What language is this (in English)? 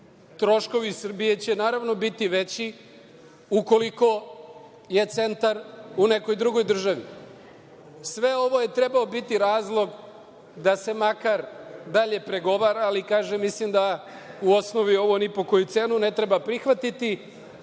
Serbian